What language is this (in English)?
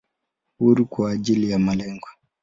Swahili